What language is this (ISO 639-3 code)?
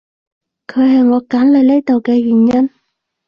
yue